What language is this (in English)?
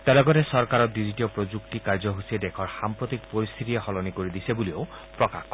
Assamese